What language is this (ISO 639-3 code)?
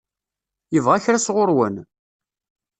kab